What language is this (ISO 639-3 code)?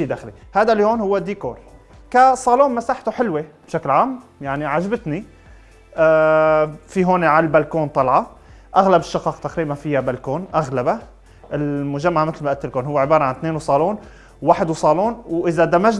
ara